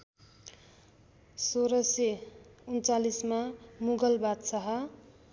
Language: Nepali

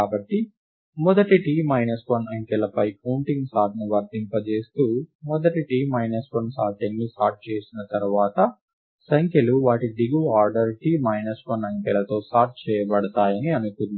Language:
Telugu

